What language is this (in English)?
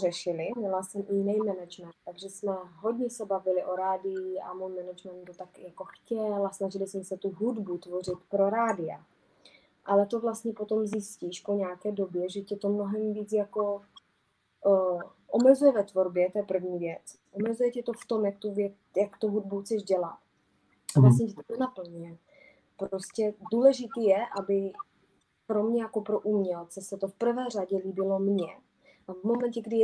Czech